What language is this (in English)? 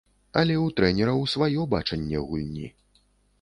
Belarusian